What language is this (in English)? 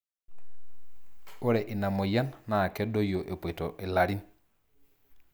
Masai